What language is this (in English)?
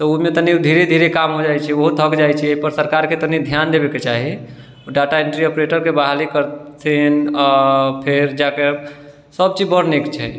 Maithili